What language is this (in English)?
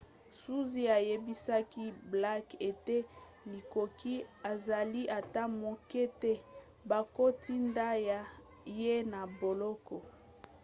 Lingala